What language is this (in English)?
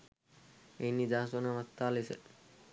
Sinhala